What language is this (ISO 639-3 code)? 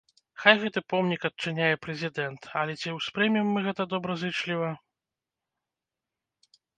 bel